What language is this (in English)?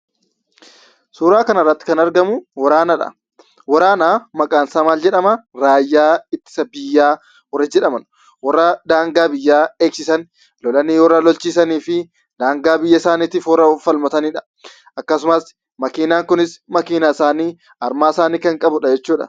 Oromo